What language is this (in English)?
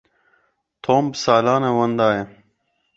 Kurdish